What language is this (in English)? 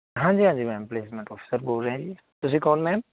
Punjabi